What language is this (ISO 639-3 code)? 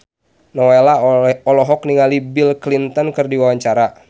sun